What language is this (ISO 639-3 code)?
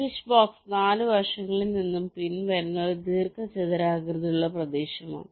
mal